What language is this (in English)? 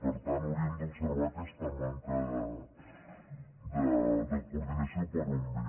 Catalan